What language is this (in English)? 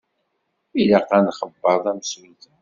Kabyle